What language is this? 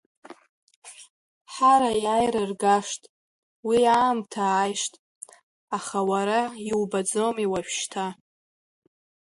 Abkhazian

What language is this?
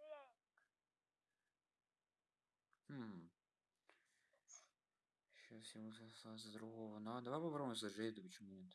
Russian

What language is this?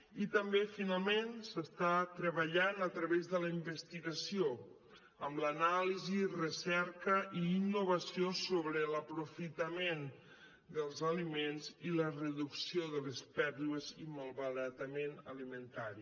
Catalan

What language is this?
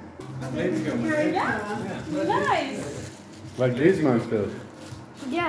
Dutch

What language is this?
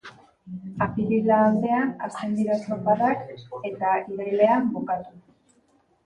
Basque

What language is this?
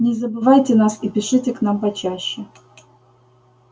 Russian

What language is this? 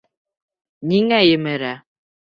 Bashkir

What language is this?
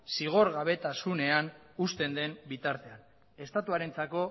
Basque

